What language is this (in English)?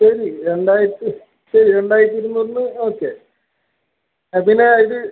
Malayalam